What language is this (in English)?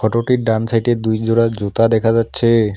Bangla